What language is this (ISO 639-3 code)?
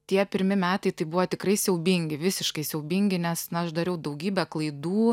lit